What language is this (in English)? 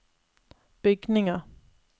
Norwegian